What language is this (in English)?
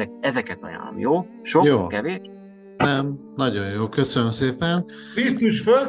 Hungarian